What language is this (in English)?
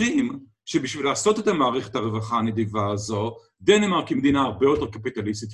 Hebrew